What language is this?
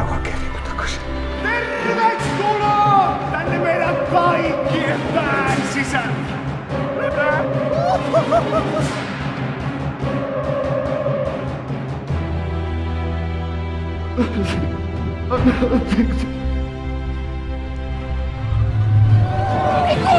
Finnish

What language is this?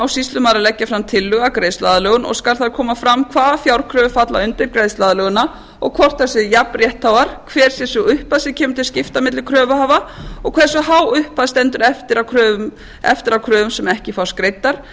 Icelandic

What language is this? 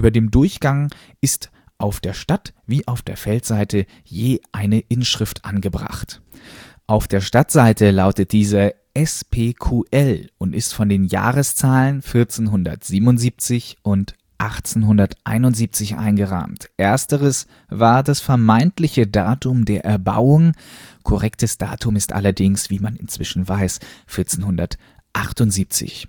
German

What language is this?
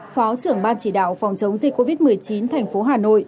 Vietnamese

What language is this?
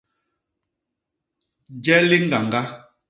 Basaa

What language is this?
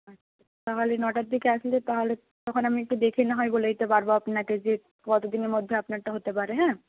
Bangla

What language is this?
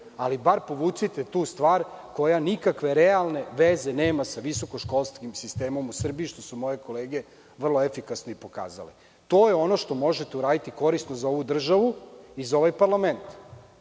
Serbian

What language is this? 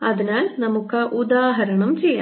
Malayalam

